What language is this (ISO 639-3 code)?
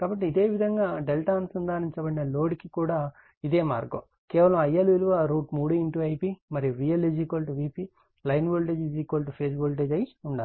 tel